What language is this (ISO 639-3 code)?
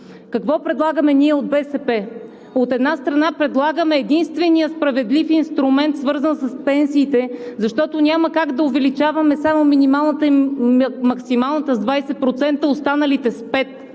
bul